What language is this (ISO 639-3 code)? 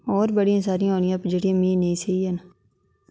doi